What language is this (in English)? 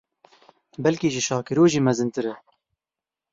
Kurdish